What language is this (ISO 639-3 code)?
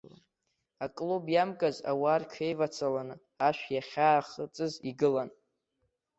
abk